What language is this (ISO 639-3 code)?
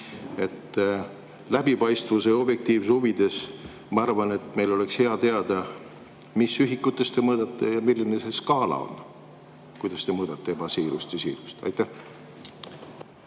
est